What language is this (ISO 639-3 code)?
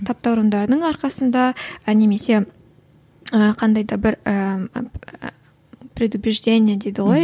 kaz